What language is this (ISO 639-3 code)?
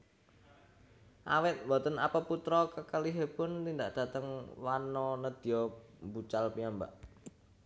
jav